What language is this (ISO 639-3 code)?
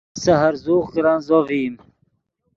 ydg